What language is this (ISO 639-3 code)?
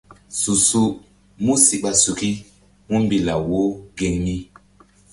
mdd